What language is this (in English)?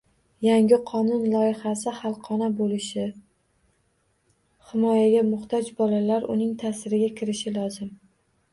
Uzbek